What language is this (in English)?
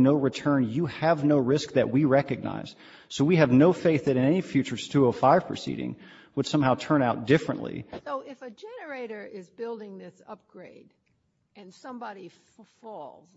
English